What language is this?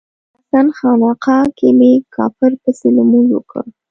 Pashto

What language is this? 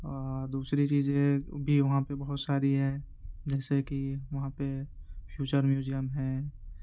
Urdu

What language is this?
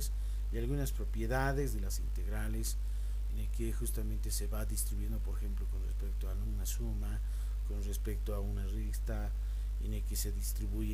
Spanish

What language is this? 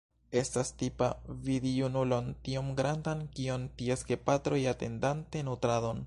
Esperanto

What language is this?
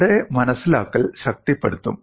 Malayalam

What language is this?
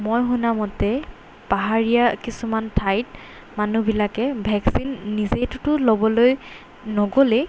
Assamese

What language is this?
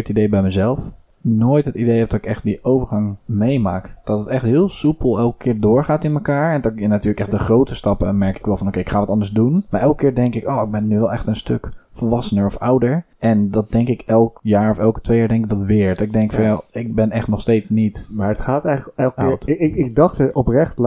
Dutch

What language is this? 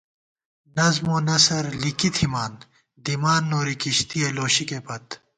Gawar-Bati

